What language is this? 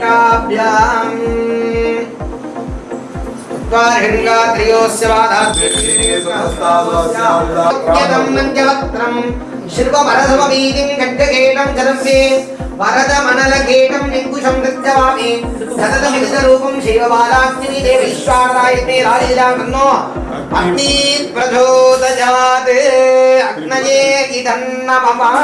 Tamil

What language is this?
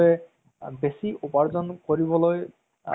Assamese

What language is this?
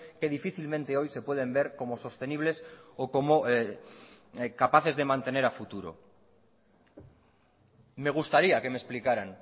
Spanish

